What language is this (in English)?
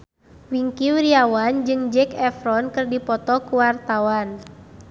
Sundanese